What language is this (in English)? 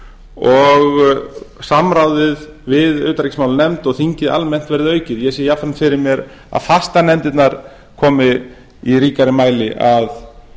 Icelandic